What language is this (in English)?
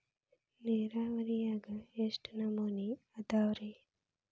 Kannada